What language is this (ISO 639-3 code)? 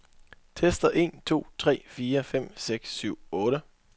dan